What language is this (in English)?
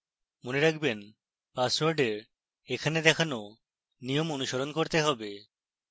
Bangla